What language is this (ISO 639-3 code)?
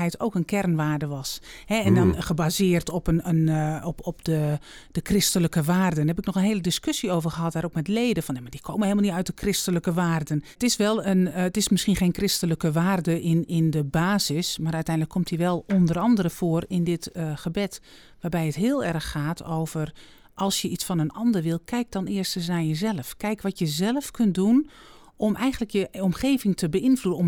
nld